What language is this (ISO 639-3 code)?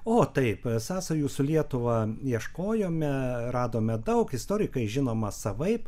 lit